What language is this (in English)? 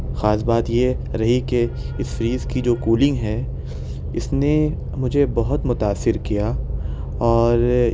Urdu